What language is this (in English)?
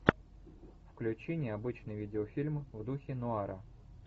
Russian